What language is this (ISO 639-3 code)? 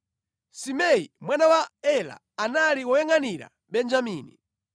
nya